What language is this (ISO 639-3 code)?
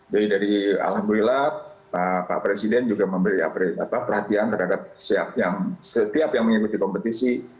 ind